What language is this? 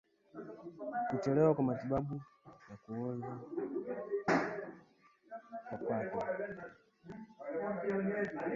Swahili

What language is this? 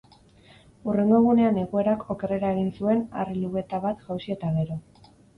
Basque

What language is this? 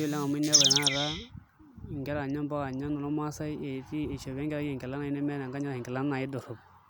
Masai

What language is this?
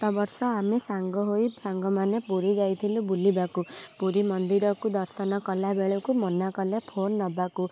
Odia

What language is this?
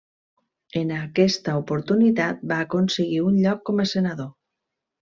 Catalan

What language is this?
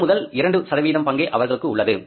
Tamil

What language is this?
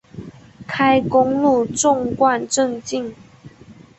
Chinese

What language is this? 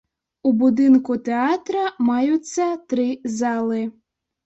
Belarusian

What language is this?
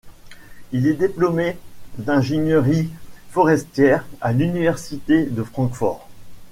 French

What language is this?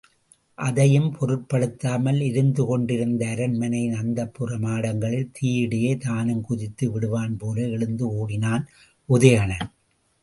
Tamil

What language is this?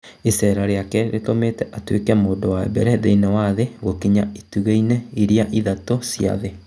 Kikuyu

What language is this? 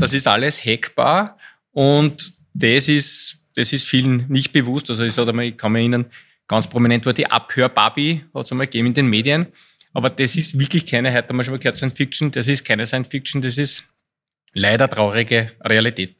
German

